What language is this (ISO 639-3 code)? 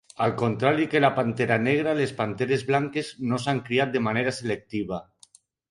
cat